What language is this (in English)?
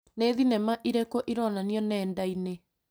Kikuyu